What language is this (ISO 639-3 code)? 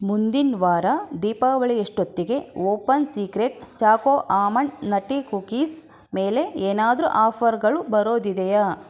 kan